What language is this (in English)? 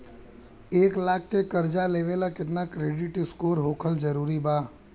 Bhojpuri